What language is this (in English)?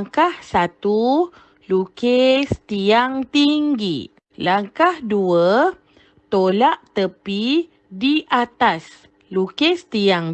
Malay